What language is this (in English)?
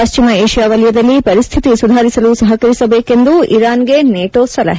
Kannada